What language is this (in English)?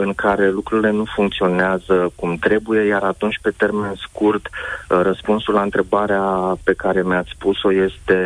Romanian